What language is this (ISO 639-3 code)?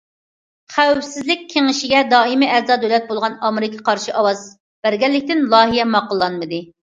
uig